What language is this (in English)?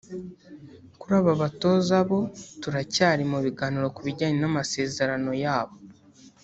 Kinyarwanda